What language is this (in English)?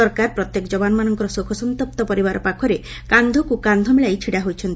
Odia